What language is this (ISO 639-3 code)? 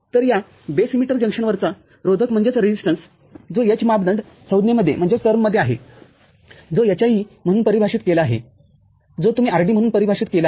mar